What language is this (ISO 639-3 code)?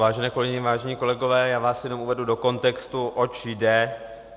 ces